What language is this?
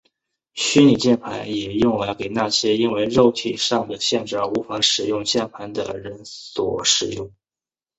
Chinese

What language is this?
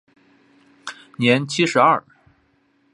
Chinese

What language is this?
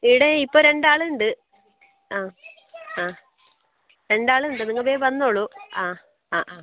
Malayalam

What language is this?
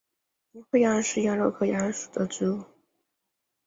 Chinese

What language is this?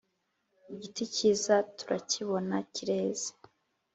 Kinyarwanda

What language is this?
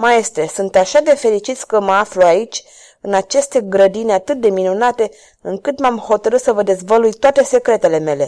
Romanian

